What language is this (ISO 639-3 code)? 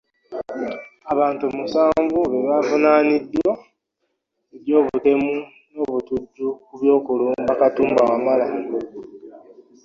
lug